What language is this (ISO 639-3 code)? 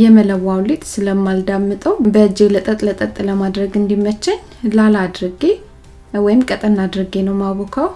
amh